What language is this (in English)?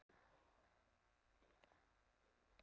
Icelandic